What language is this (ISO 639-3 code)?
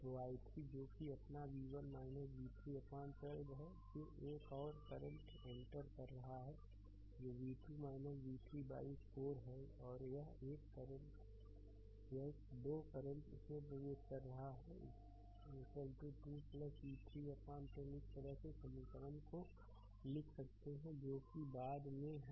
hin